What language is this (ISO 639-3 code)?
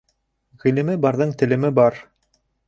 bak